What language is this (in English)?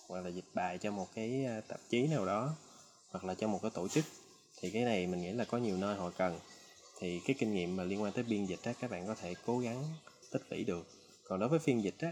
Vietnamese